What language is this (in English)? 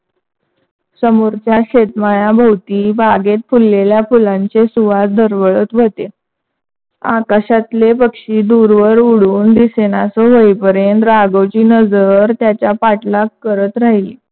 Marathi